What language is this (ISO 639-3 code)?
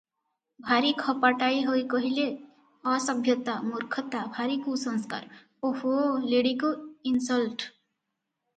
ori